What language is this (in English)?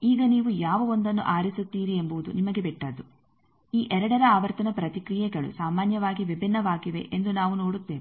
Kannada